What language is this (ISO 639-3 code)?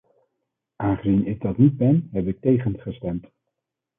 nld